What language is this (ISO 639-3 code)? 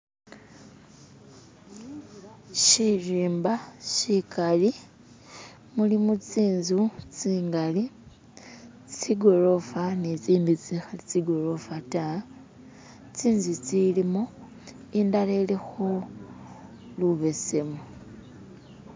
myx